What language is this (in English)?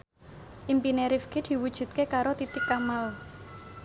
Javanese